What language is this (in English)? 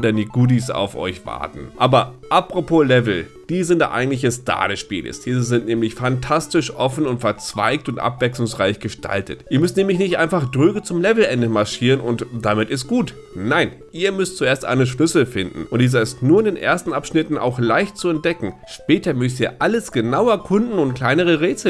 German